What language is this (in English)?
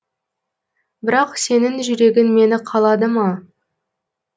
Kazakh